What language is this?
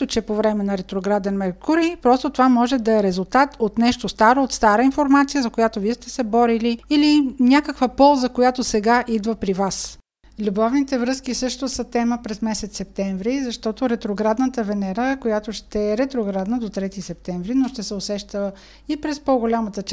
Bulgarian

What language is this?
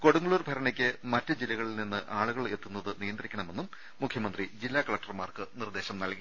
Malayalam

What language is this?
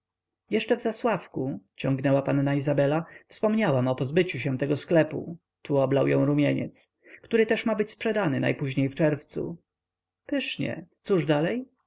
Polish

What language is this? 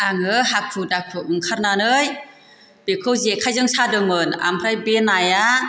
Bodo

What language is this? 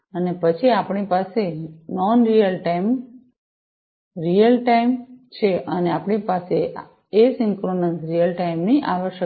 Gujarati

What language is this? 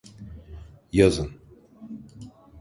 Turkish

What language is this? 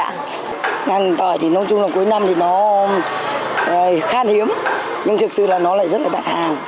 Vietnamese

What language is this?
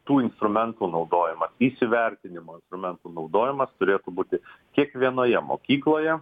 Lithuanian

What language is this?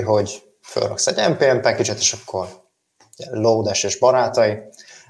Hungarian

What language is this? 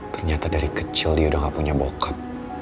Indonesian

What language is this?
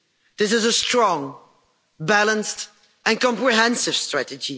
English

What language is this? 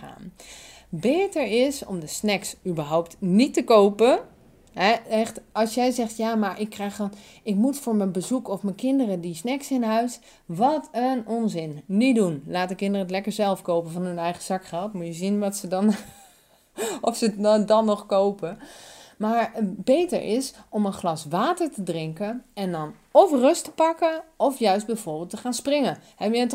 Dutch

